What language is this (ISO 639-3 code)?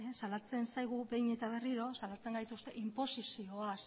eus